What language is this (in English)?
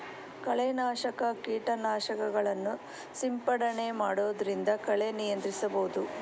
Kannada